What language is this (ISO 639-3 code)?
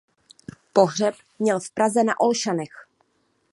ces